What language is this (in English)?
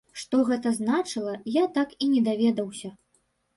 Belarusian